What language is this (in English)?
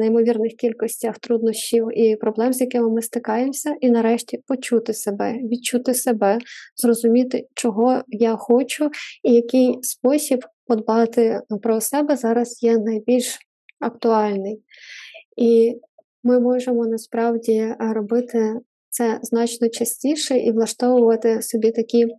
Ukrainian